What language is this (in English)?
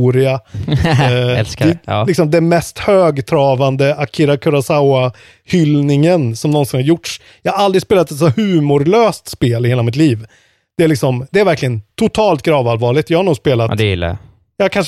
Swedish